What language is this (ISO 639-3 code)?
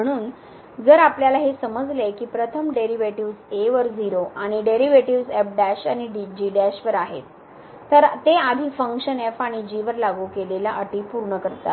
mar